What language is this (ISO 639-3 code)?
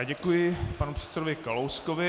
ces